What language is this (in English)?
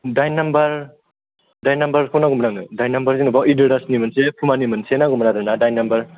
Bodo